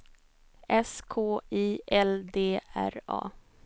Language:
Swedish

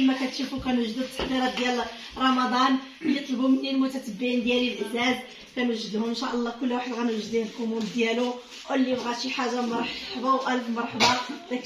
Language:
Arabic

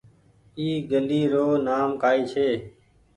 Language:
Goaria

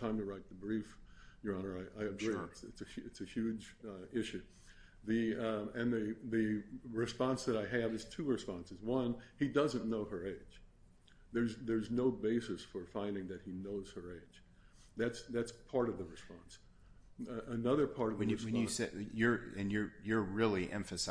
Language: English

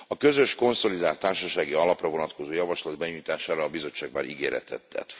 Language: Hungarian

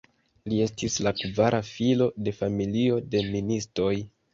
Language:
Esperanto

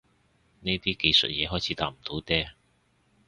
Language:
Cantonese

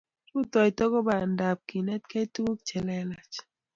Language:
Kalenjin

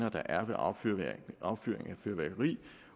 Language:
Danish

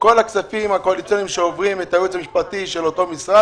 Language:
Hebrew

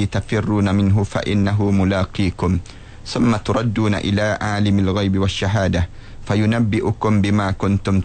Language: Malay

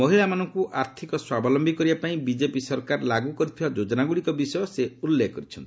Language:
Odia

